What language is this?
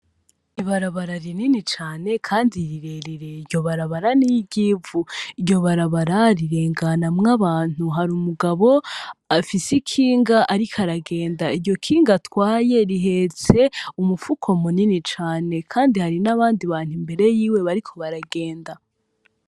Rundi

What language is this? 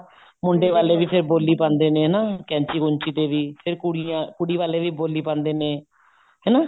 Punjabi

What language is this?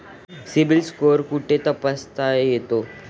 Marathi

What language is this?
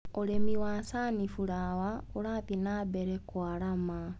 Kikuyu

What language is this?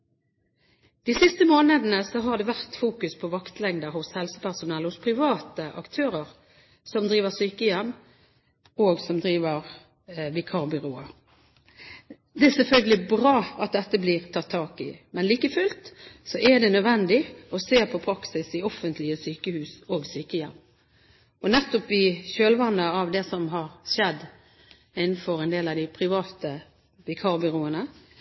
Norwegian Bokmål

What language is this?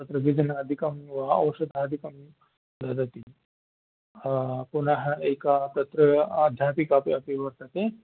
Sanskrit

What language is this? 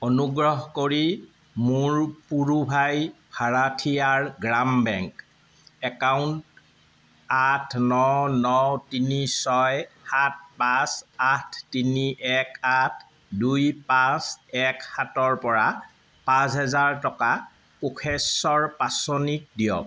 Assamese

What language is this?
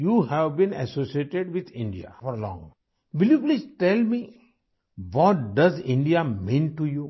Urdu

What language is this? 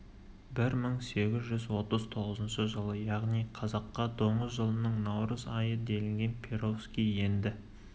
Kazakh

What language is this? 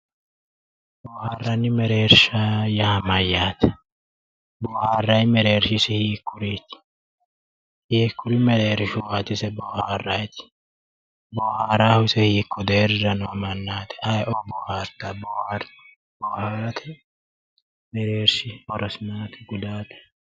Sidamo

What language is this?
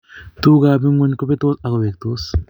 Kalenjin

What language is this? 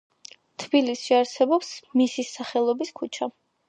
Georgian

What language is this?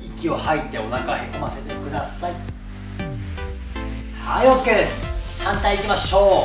Japanese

